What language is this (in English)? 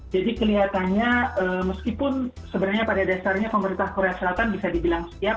Indonesian